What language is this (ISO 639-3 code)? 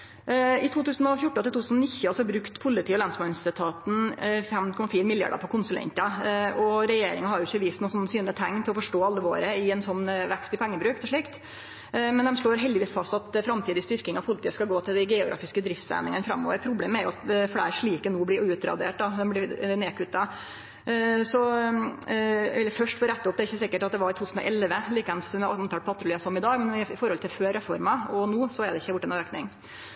nno